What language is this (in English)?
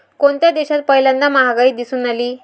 Marathi